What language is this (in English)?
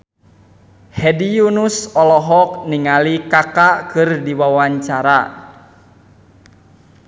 Sundanese